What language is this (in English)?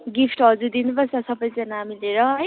Nepali